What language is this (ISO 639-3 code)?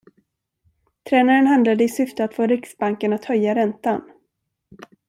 swe